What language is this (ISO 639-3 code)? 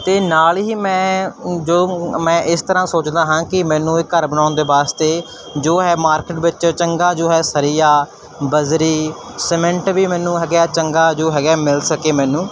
pan